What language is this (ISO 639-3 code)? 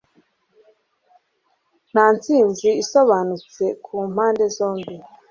kin